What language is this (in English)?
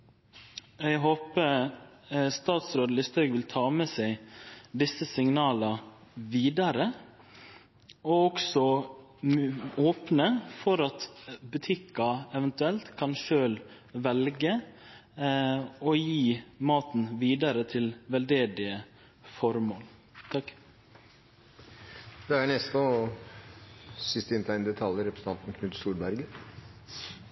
Norwegian